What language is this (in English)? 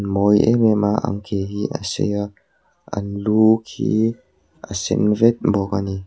Mizo